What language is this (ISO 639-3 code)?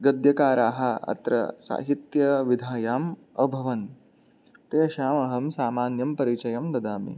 san